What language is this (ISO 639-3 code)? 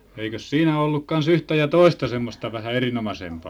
fin